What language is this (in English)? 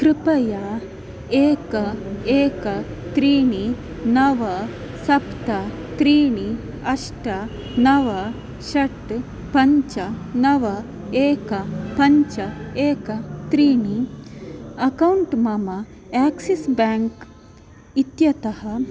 Sanskrit